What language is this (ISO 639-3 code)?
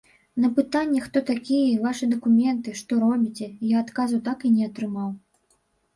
bel